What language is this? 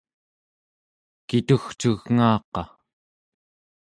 Central Yupik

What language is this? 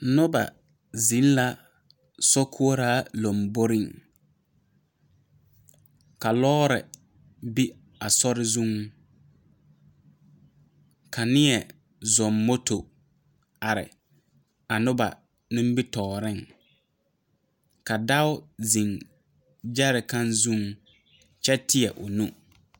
Southern Dagaare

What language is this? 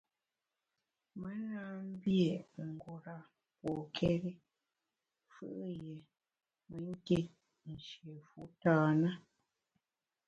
Bamun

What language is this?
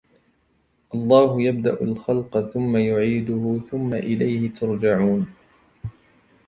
Arabic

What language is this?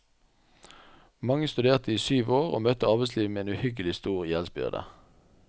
Norwegian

